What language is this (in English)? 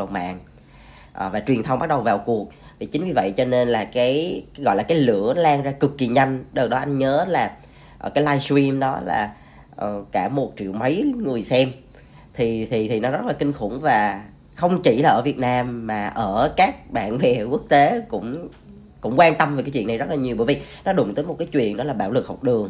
Vietnamese